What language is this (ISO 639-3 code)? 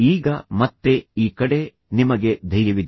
kan